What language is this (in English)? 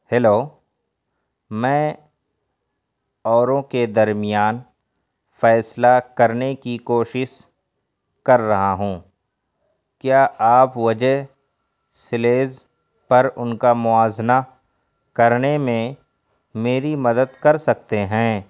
Urdu